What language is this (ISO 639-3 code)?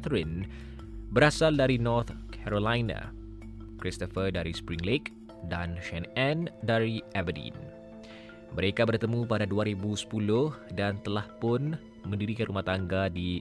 msa